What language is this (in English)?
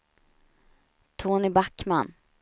Swedish